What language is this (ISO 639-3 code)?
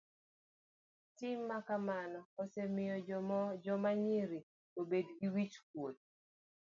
luo